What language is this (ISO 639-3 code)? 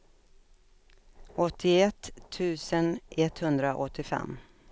swe